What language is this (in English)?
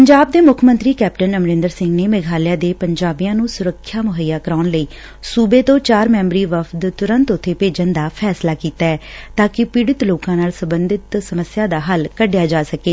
Punjabi